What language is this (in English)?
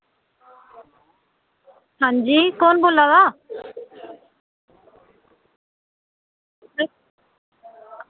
Dogri